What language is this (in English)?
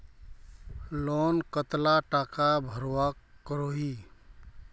Magahi